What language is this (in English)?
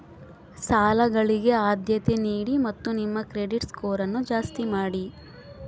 Kannada